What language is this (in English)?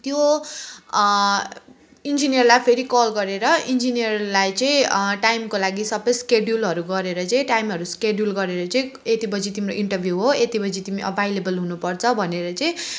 Nepali